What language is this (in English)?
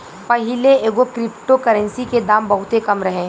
Bhojpuri